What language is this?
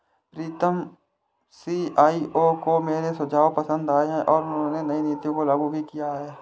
Hindi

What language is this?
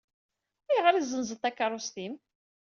Kabyle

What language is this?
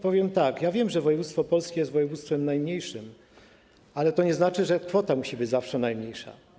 Polish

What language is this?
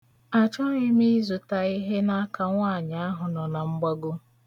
Igbo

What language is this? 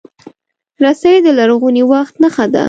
Pashto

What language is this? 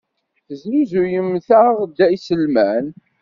Kabyle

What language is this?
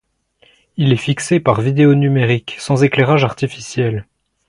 French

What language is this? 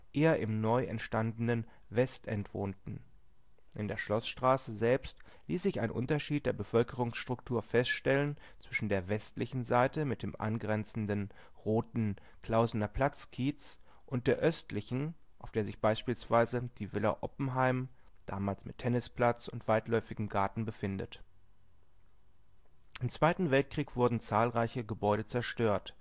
German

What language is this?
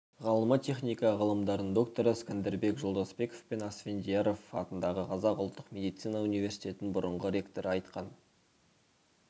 Kazakh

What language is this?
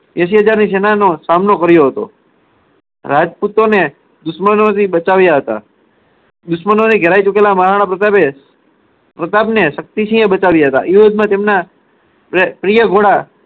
Gujarati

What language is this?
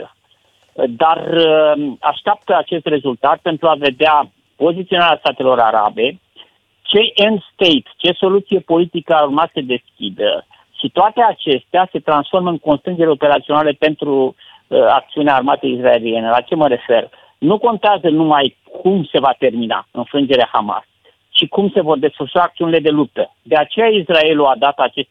Romanian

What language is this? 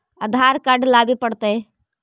Magahi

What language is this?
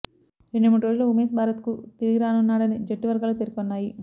Telugu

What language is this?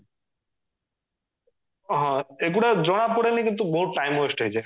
Odia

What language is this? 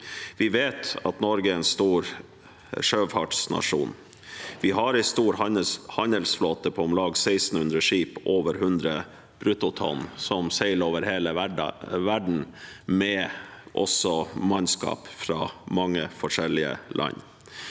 Norwegian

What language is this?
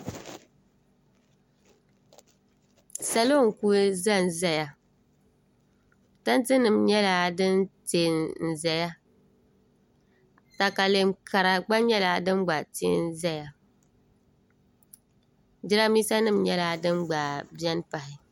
Dagbani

